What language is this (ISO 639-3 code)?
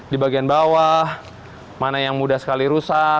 ind